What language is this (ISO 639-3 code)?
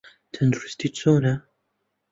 ckb